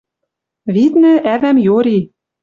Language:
Western Mari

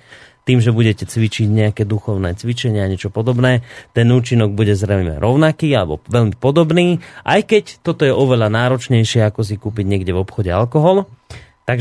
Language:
Slovak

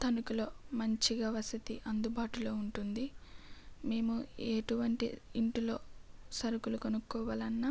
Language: Telugu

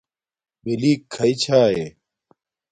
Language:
Domaaki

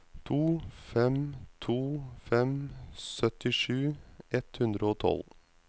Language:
Norwegian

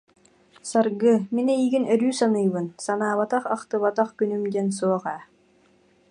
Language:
Yakut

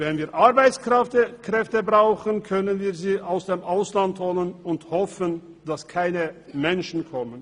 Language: Swiss German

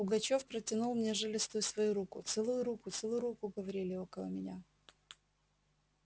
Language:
Russian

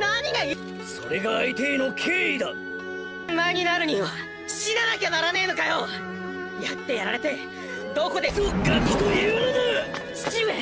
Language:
Japanese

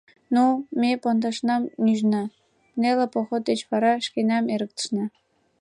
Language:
Mari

